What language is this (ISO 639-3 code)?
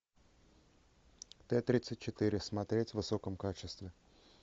rus